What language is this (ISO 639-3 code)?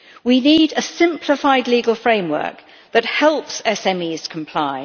eng